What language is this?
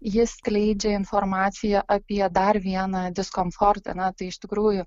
Lithuanian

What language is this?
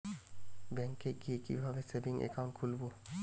Bangla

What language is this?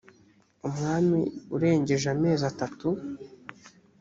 Kinyarwanda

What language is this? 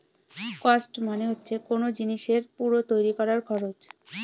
Bangla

